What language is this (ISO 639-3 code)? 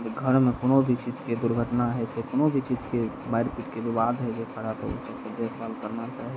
mai